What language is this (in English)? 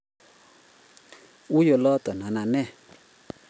Kalenjin